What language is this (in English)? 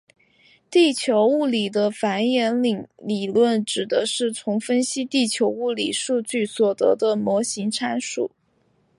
Chinese